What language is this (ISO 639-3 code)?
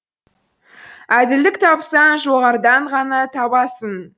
kaz